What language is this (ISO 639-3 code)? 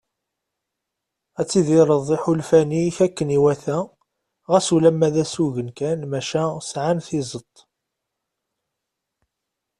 kab